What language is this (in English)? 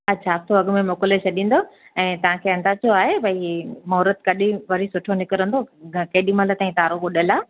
Sindhi